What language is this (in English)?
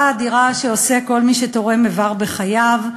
Hebrew